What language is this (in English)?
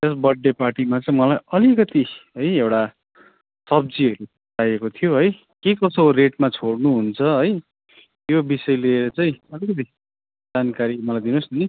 Nepali